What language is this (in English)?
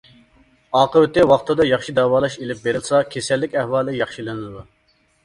Uyghur